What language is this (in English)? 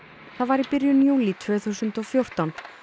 Icelandic